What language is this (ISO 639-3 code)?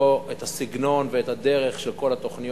heb